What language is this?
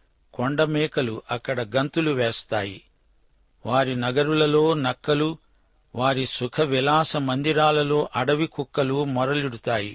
Telugu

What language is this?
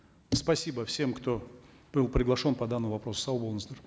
Kazakh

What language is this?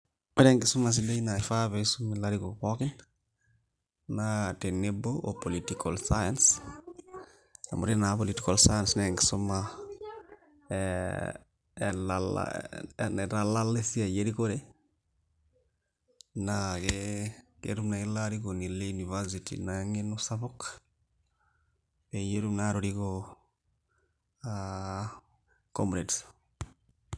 Masai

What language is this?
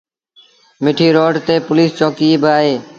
Sindhi Bhil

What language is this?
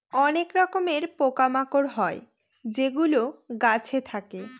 Bangla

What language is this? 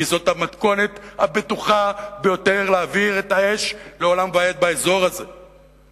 Hebrew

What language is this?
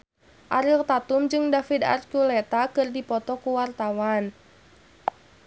Sundanese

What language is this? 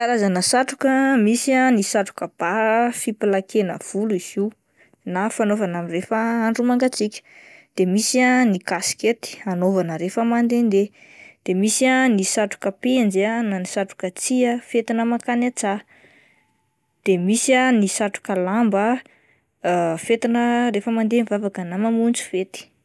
Malagasy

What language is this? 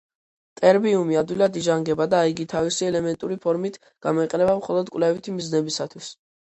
Georgian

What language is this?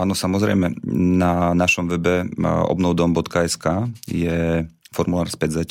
Slovak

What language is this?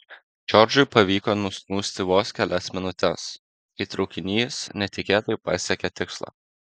Lithuanian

